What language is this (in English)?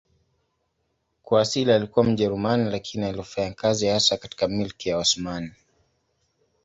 Swahili